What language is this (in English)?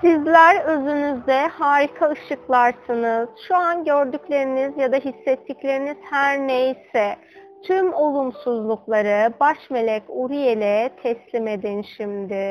Turkish